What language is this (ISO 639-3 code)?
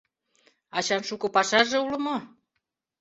chm